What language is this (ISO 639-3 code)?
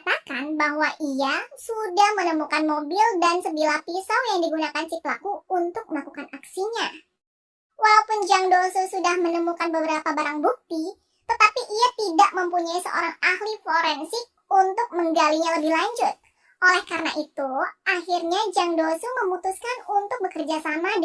ind